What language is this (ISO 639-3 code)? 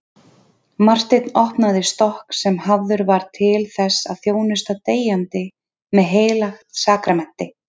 isl